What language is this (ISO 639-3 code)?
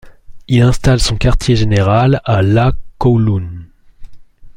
fra